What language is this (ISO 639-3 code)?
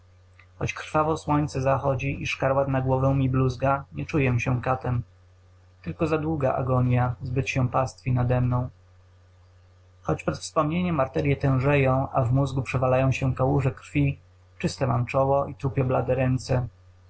pol